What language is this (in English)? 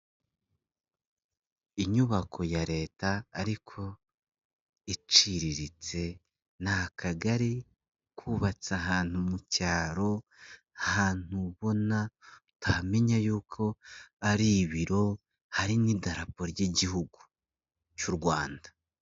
Kinyarwanda